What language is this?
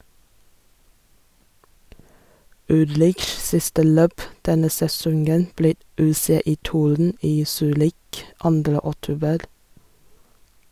Norwegian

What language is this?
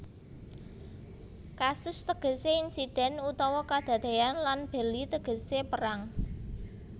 Javanese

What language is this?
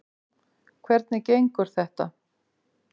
Icelandic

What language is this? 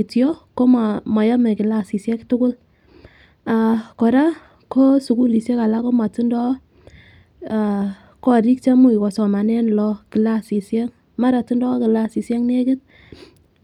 Kalenjin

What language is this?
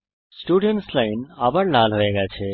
Bangla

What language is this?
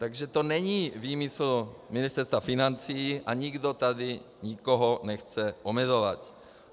Czech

